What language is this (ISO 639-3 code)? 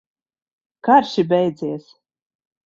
lav